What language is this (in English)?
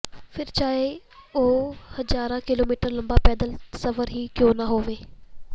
Punjabi